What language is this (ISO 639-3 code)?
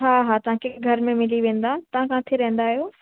snd